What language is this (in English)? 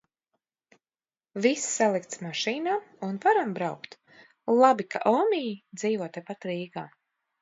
Latvian